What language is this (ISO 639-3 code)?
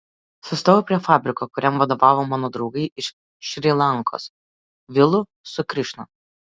lit